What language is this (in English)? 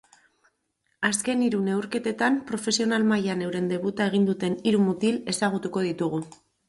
Basque